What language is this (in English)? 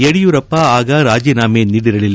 Kannada